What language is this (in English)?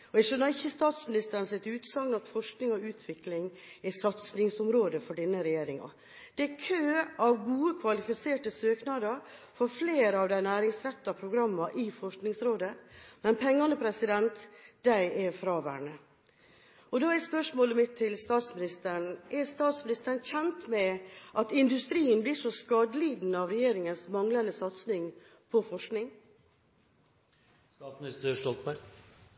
Norwegian Bokmål